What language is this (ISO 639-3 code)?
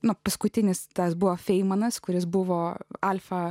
lit